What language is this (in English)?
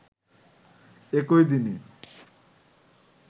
Bangla